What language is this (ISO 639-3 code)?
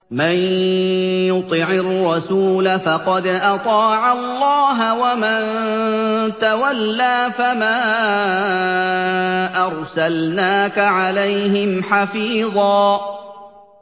ara